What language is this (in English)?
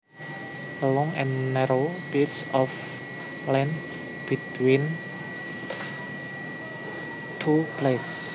Javanese